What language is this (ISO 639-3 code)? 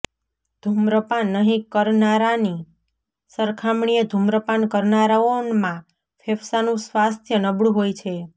guj